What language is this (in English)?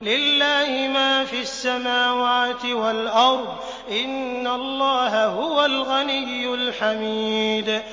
Arabic